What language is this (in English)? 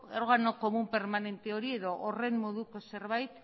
Basque